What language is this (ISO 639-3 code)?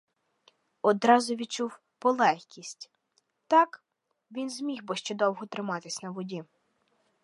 ukr